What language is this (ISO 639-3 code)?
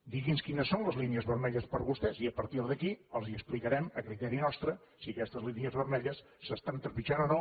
cat